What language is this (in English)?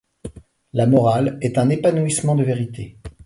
French